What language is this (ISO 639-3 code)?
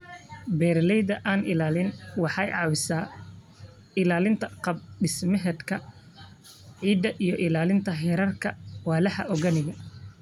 som